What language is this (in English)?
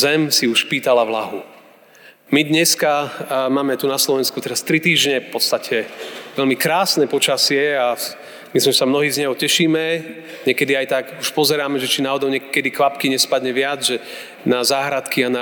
Slovak